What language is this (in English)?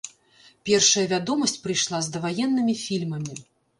Belarusian